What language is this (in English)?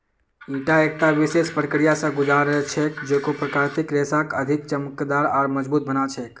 Magahi